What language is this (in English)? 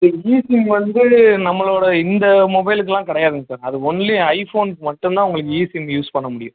Tamil